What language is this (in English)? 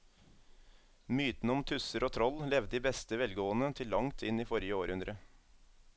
Norwegian